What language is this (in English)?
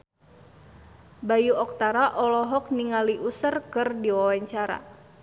Sundanese